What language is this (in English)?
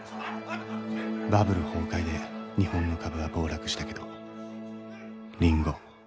Japanese